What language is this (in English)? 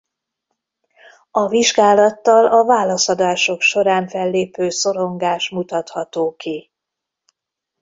Hungarian